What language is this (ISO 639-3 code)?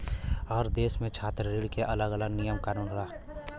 bho